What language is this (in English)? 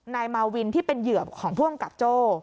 Thai